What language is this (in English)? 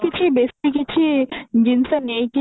Odia